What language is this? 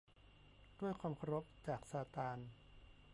Thai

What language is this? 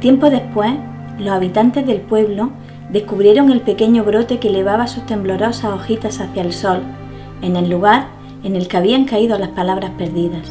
Spanish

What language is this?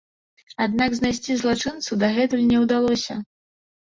Belarusian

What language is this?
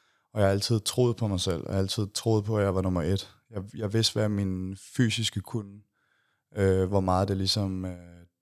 Danish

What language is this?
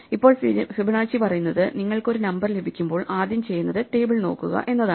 Malayalam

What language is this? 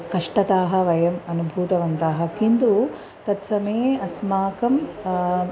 Sanskrit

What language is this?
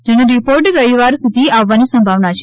Gujarati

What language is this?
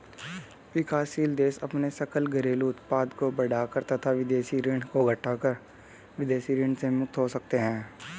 Hindi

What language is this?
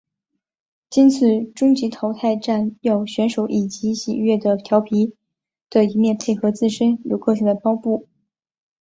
Chinese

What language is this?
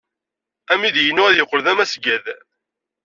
Kabyle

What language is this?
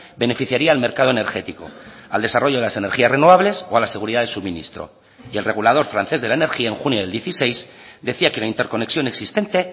Spanish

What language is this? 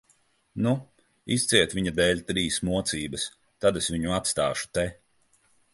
Latvian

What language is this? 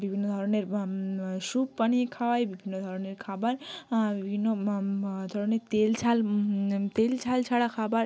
Bangla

